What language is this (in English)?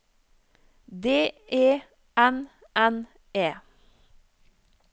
Norwegian